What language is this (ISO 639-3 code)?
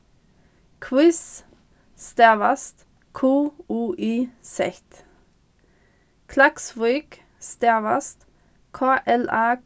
fao